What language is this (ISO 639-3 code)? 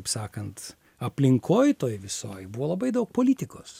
lit